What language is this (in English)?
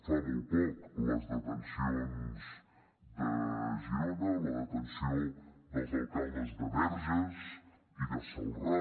Catalan